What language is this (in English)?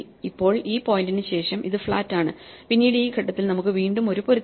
Malayalam